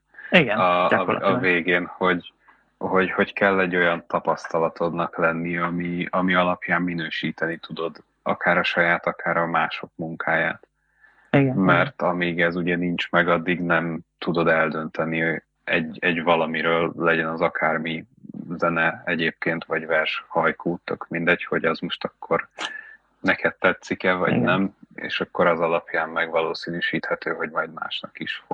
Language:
Hungarian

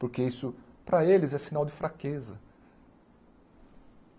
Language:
Portuguese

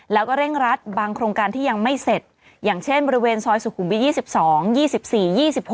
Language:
Thai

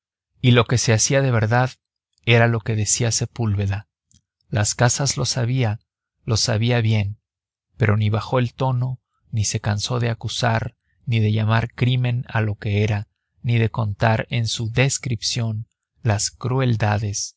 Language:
Spanish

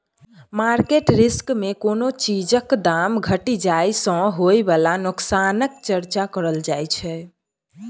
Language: Maithili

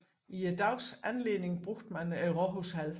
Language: Danish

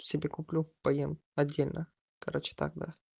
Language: Russian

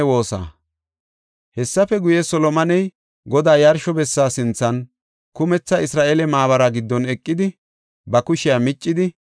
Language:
Gofa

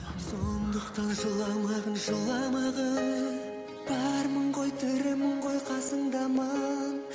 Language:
Kazakh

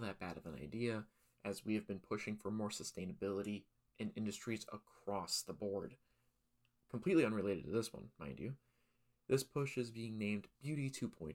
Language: English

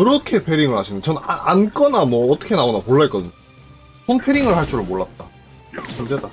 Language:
Korean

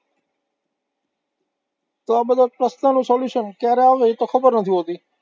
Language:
Gujarati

